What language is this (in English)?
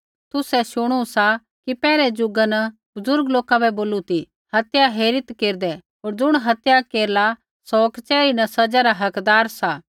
Kullu Pahari